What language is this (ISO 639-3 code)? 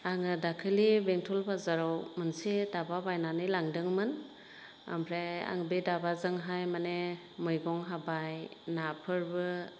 brx